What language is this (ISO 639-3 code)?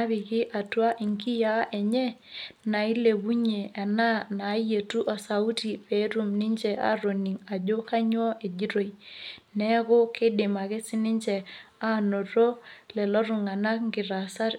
mas